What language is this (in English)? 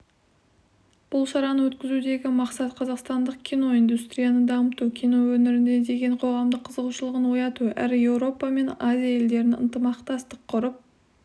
Kazakh